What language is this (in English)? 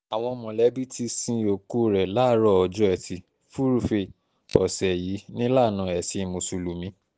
Yoruba